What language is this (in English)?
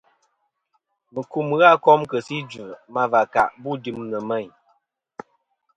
Kom